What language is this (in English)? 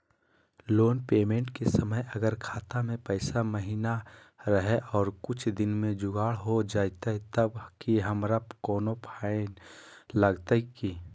Magahi